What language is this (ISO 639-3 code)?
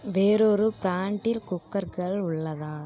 tam